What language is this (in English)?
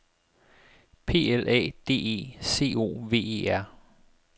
Danish